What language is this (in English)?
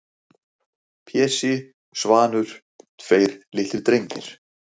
Icelandic